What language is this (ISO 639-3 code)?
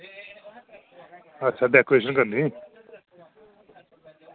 doi